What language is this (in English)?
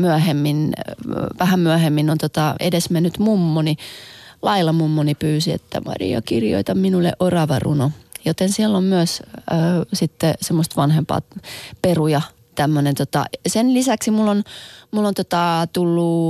Finnish